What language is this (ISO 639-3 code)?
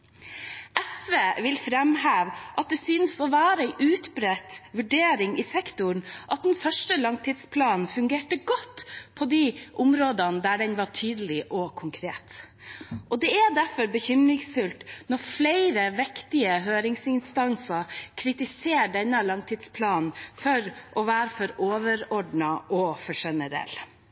nob